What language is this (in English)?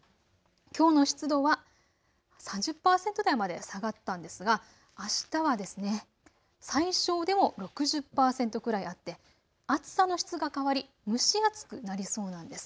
Japanese